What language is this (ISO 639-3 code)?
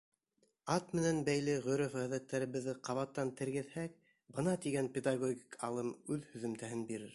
bak